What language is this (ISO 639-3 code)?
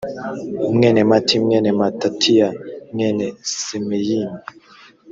kin